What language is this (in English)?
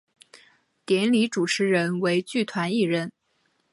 Chinese